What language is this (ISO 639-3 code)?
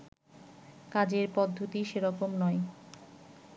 ben